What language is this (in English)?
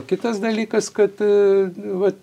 Lithuanian